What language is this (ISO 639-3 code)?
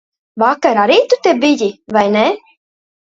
lav